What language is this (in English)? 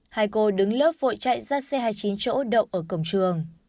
Vietnamese